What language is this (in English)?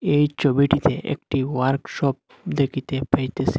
Bangla